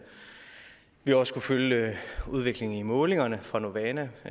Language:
Danish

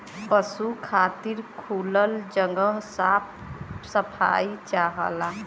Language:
Bhojpuri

